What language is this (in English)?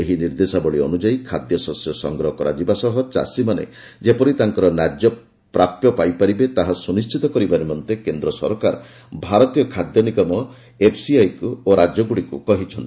Odia